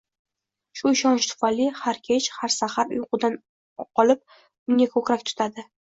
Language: Uzbek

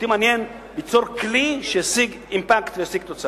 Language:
Hebrew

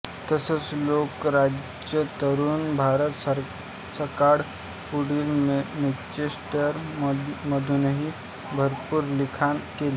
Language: Marathi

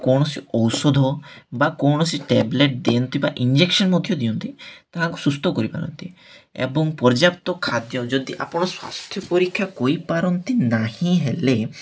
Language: Odia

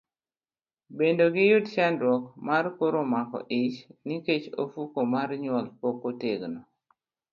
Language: Luo (Kenya and Tanzania)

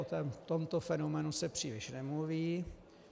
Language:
Czech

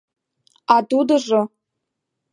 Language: Mari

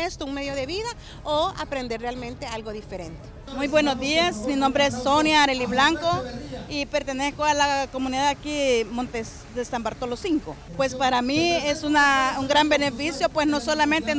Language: Spanish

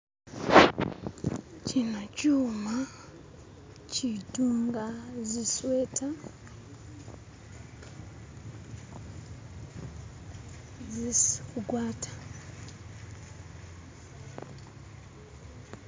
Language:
Masaaba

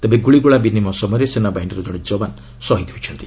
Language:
Odia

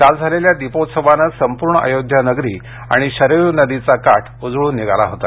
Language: Marathi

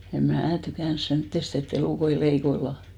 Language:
Finnish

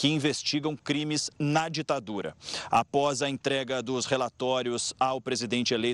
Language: Portuguese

